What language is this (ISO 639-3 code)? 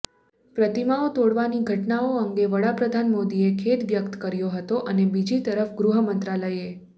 guj